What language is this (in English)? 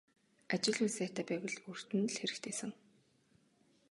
Mongolian